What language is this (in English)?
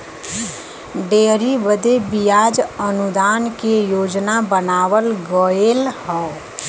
Bhojpuri